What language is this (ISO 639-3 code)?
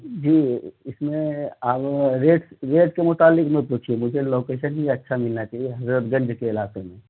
urd